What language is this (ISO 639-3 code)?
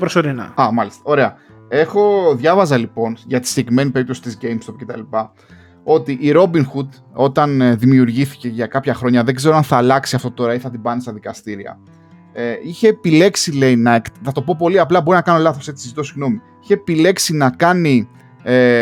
ell